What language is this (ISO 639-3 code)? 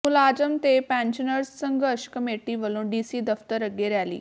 pan